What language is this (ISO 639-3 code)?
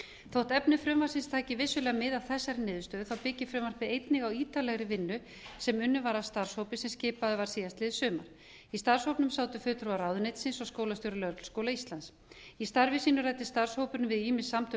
isl